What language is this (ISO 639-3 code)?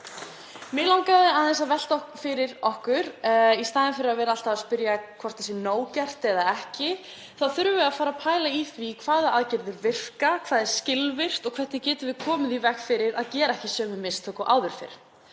isl